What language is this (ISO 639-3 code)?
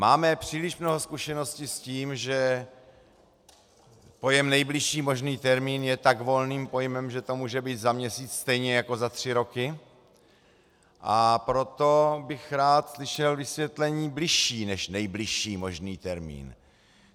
ces